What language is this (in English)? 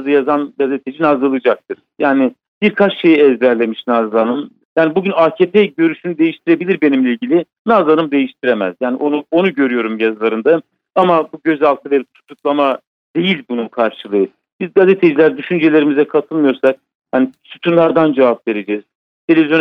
Turkish